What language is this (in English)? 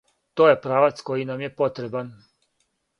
Serbian